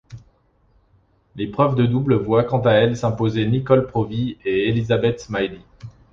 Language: French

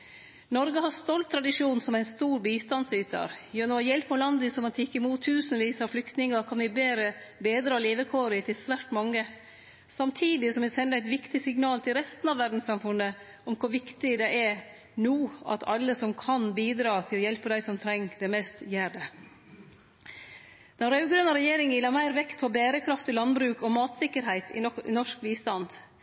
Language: Norwegian Nynorsk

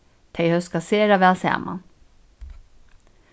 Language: Faroese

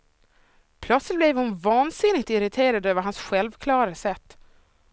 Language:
Swedish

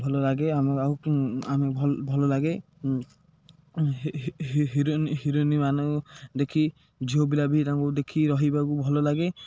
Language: Odia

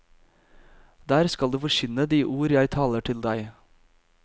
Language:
Norwegian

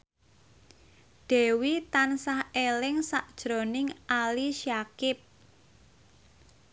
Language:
Javanese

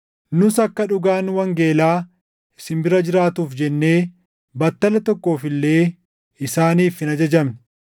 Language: Oromo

